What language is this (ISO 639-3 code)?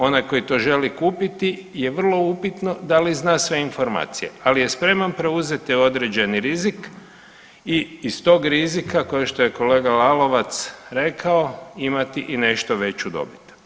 hrv